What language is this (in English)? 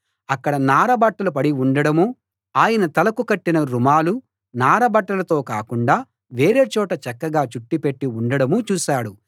Telugu